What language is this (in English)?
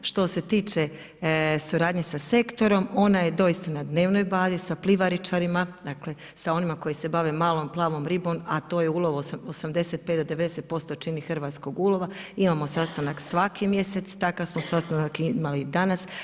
Croatian